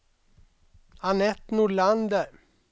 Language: Swedish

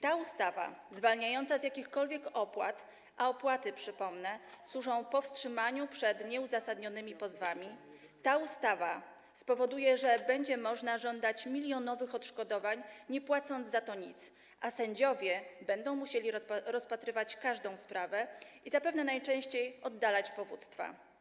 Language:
Polish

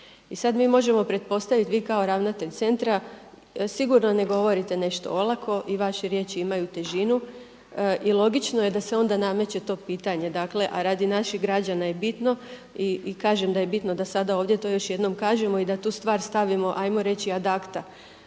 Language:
Croatian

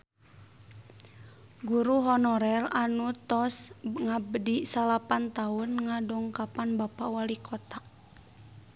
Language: Sundanese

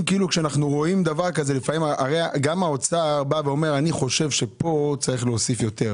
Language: Hebrew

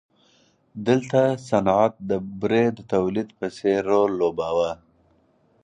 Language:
Pashto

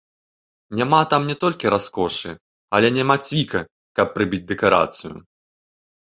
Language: Belarusian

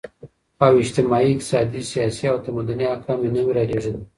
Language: Pashto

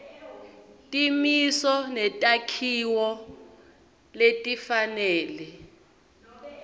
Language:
Swati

